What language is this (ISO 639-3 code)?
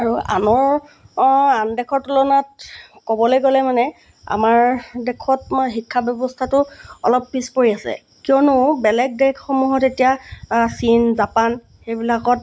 asm